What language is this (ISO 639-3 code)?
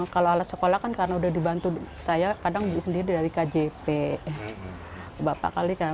ind